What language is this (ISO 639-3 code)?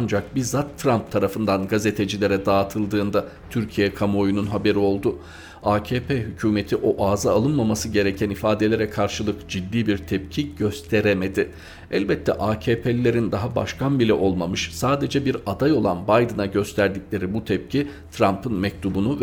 tur